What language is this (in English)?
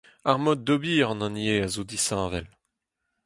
Breton